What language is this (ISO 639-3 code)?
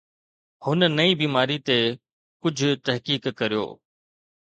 snd